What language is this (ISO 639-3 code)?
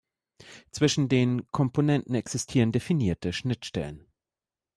deu